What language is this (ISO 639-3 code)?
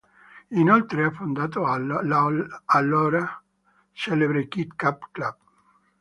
ita